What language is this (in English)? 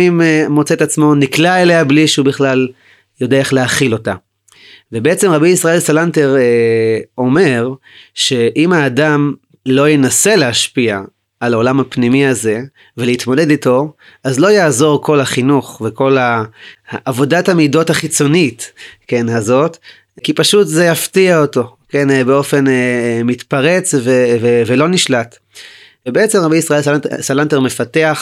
Hebrew